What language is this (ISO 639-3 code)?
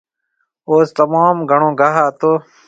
mve